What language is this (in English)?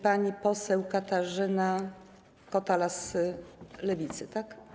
Polish